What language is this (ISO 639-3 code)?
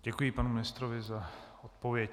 ces